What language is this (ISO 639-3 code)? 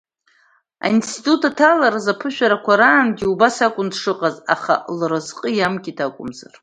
abk